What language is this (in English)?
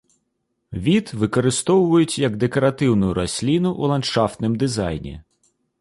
Belarusian